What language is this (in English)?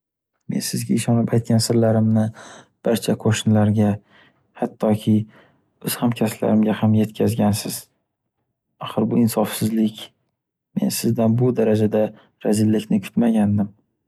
Uzbek